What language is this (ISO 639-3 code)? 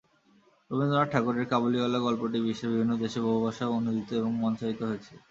ben